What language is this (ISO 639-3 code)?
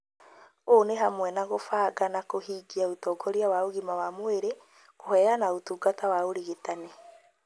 kik